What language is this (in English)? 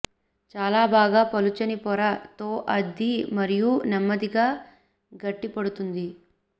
Telugu